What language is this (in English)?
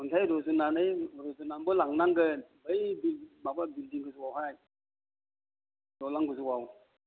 Bodo